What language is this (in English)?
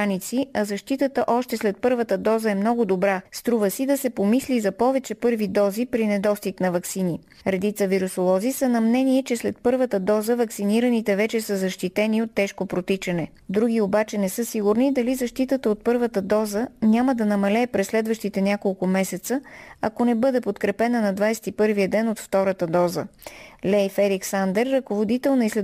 Bulgarian